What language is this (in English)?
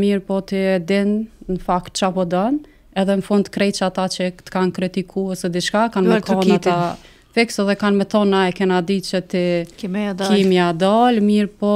Romanian